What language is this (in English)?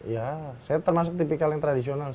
Indonesian